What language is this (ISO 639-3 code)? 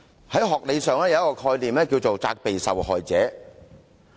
yue